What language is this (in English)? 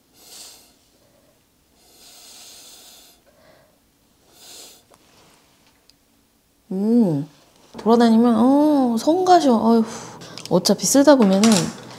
Korean